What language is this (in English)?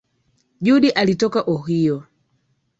Swahili